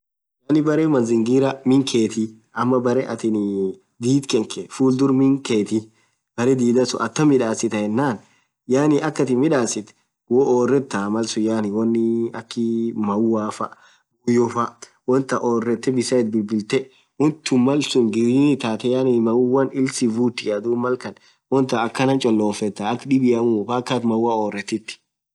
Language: Orma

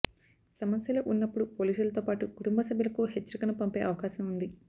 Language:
Telugu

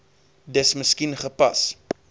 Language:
Afrikaans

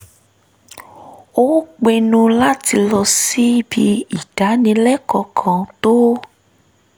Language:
Yoruba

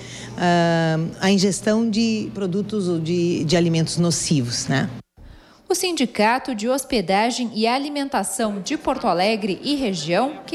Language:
Portuguese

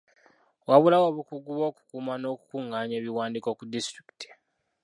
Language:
Ganda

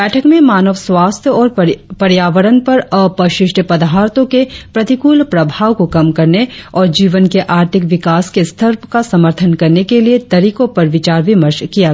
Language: Hindi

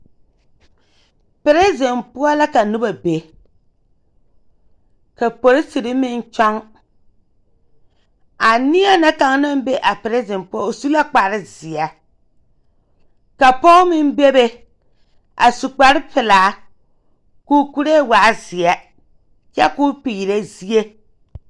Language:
Southern Dagaare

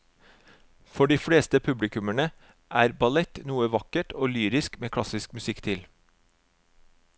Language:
Norwegian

